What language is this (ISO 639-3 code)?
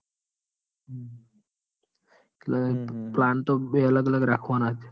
guj